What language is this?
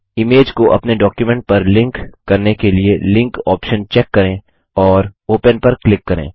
Hindi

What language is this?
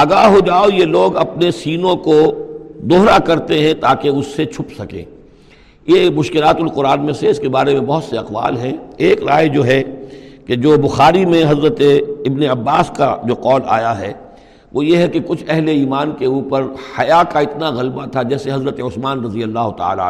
Urdu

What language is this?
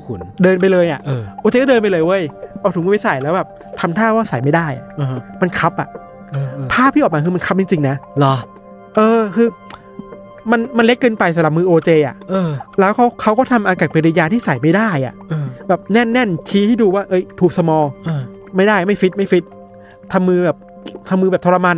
Thai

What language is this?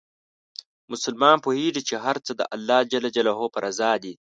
Pashto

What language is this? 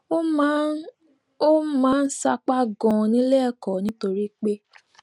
Yoruba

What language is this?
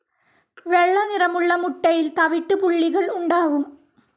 Malayalam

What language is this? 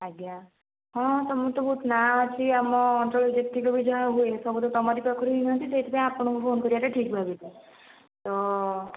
Odia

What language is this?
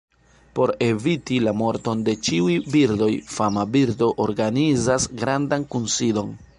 Esperanto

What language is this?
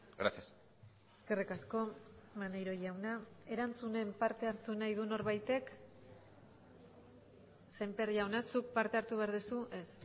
Basque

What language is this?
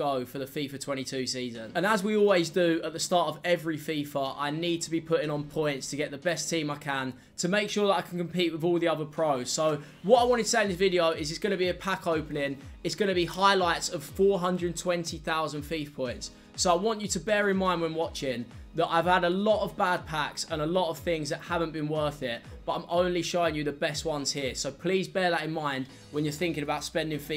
English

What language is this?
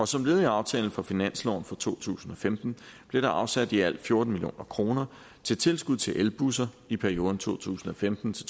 Danish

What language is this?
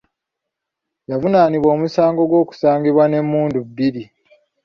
Ganda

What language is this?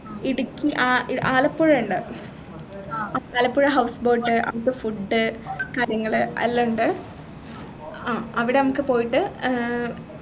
Malayalam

